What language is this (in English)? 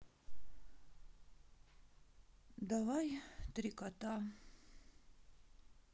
Russian